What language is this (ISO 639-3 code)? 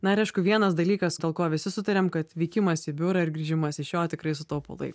lit